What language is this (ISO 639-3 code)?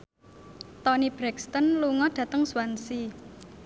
jav